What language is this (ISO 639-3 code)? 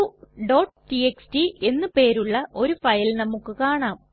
mal